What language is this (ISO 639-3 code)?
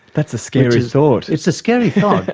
eng